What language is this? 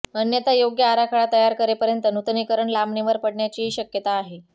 Marathi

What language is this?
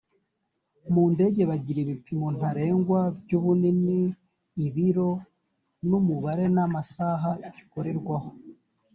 Kinyarwanda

